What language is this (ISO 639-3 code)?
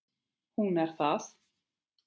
isl